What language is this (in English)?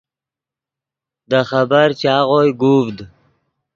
Yidgha